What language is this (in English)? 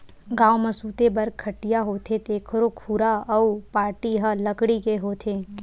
Chhattisgarhi